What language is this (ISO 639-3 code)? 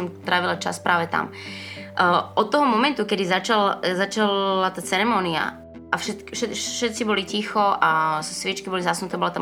slk